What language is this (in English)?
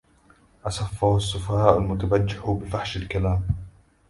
Arabic